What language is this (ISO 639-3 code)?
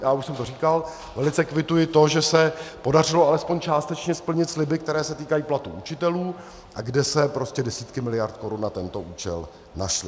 ces